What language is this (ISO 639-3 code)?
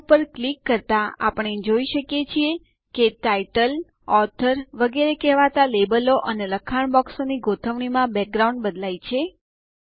guj